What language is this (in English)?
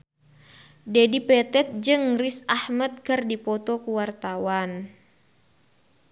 Sundanese